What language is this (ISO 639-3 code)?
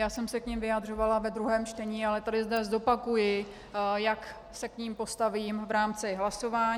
ces